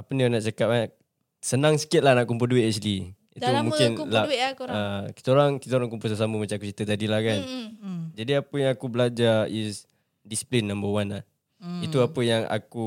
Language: Malay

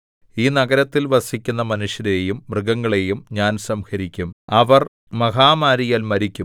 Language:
Malayalam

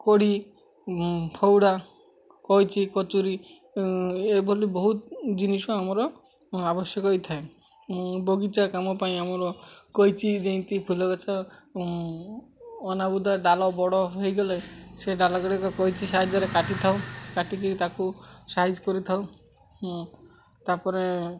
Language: Odia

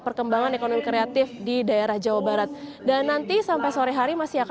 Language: Indonesian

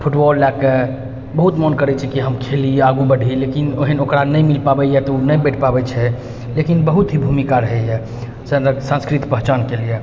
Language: Maithili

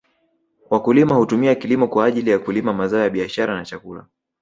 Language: Swahili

